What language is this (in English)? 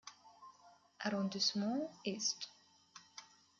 German